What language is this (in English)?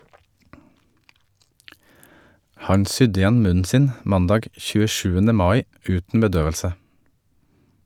Norwegian